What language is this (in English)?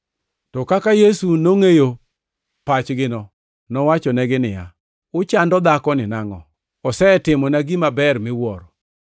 Luo (Kenya and Tanzania)